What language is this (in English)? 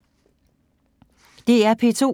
Danish